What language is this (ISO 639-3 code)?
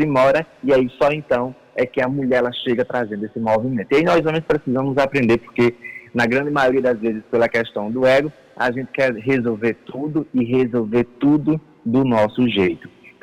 por